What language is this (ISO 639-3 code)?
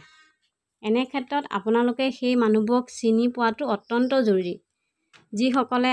tha